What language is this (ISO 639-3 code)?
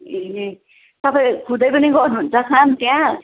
nep